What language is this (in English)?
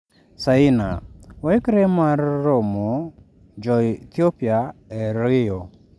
Luo (Kenya and Tanzania)